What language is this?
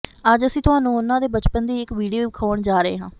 Punjabi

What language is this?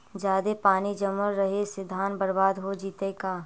Magahi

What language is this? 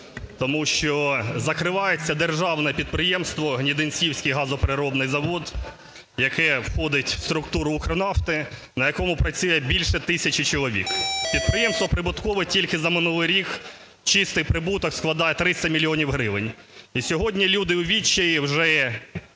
Ukrainian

